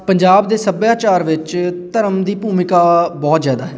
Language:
Punjabi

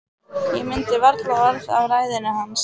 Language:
Icelandic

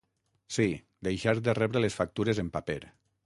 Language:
Catalan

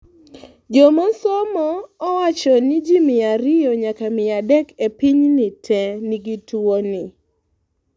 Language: Luo (Kenya and Tanzania)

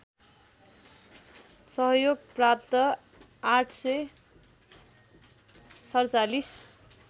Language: Nepali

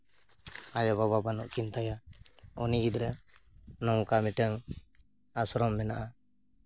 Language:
Santali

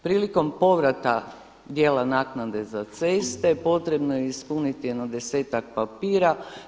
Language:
Croatian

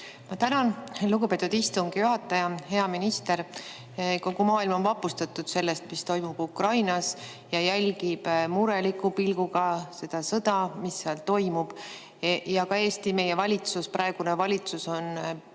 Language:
Estonian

